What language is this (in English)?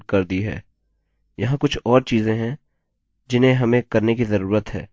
Hindi